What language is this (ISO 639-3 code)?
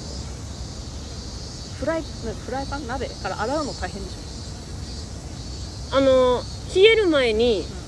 jpn